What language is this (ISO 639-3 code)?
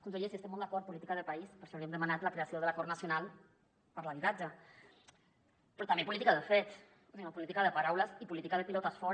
cat